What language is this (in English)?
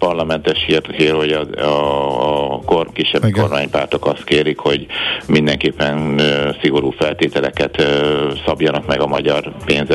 Hungarian